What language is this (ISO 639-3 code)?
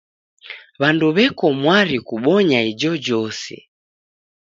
dav